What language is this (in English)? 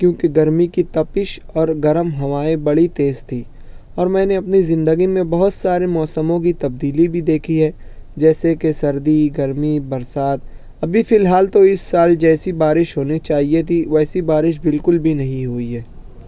Urdu